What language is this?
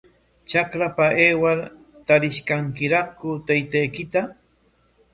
Corongo Ancash Quechua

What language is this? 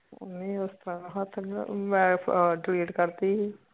Punjabi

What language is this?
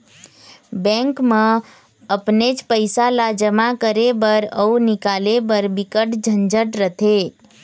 Chhattisgarhi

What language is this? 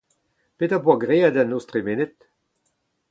Breton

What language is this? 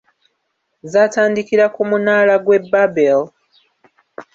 Ganda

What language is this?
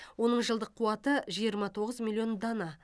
Kazakh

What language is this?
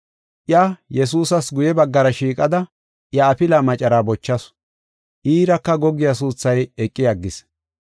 Gofa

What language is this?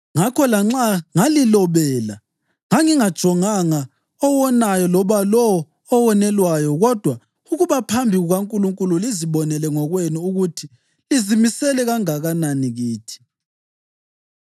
North Ndebele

